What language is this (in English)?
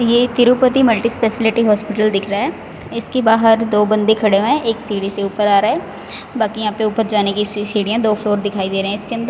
Hindi